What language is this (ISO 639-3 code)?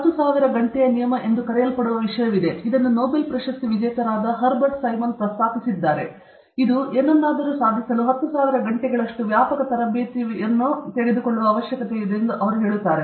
kan